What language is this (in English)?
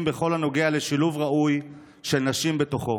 Hebrew